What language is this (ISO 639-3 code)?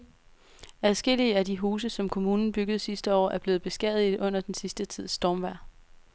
dan